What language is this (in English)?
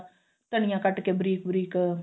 Punjabi